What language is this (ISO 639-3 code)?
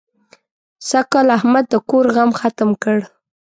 pus